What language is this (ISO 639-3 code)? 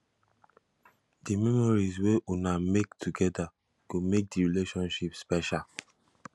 pcm